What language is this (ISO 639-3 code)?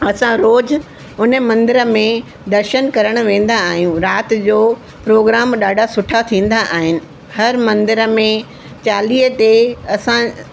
snd